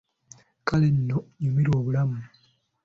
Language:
Ganda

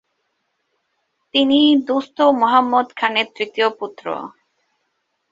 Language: Bangla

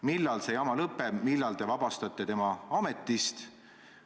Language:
Estonian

